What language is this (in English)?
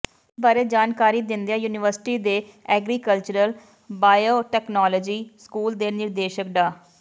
Punjabi